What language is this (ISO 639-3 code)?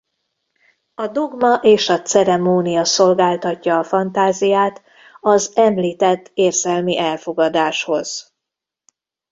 hun